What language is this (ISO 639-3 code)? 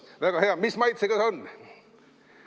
est